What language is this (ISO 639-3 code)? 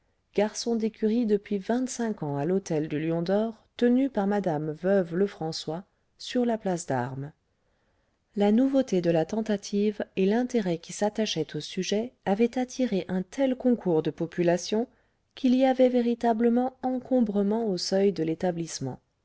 fra